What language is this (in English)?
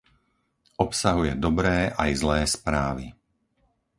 Slovak